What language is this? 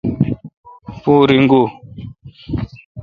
Kalkoti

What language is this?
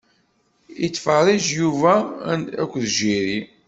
Kabyle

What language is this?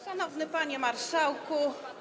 Polish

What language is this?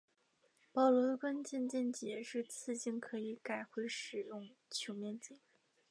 Chinese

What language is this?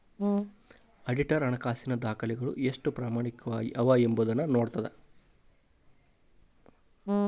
Kannada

